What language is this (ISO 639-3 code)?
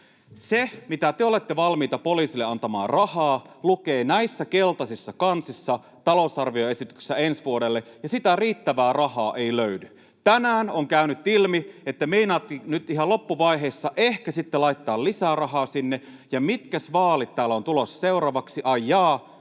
fin